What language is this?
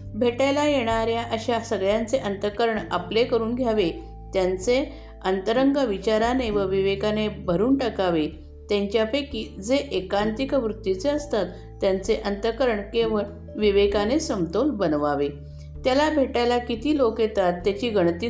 Marathi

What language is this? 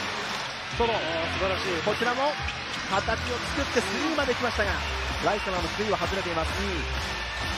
Japanese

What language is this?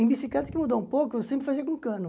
Portuguese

